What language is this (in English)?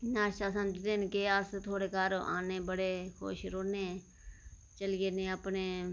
Dogri